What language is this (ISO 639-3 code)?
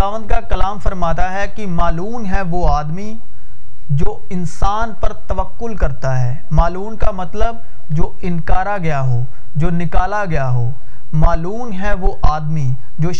urd